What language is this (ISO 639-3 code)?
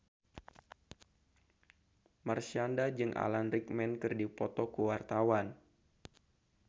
sun